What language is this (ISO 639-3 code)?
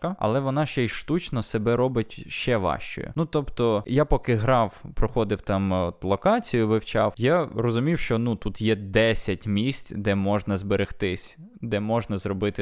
ukr